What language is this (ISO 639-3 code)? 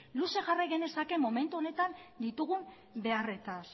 eus